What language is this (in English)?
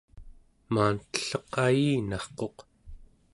Central Yupik